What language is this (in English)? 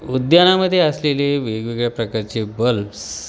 Marathi